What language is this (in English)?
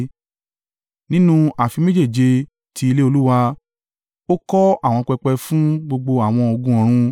Yoruba